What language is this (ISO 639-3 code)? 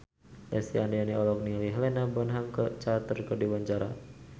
sun